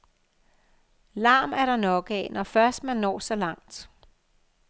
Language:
Danish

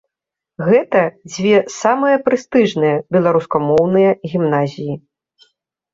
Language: Belarusian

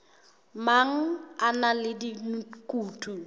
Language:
Southern Sotho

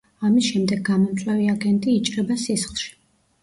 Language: Georgian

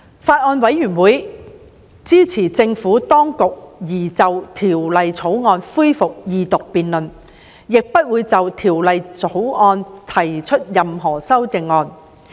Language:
Cantonese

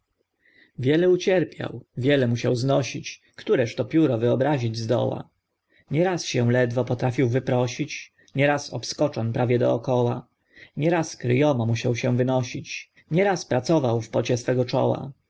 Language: Polish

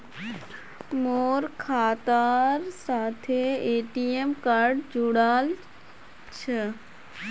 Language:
Magahi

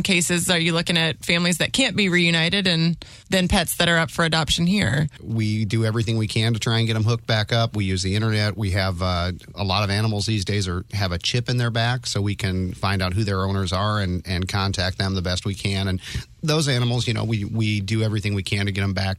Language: English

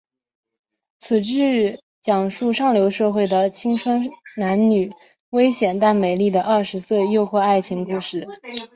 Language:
Chinese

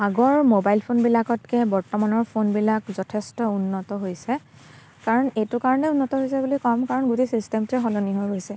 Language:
Assamese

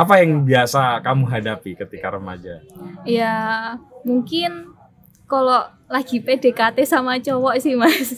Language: Indonesian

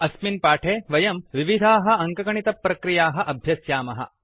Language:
Sanskrit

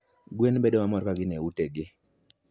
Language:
Luo (Kenya and Tanzania)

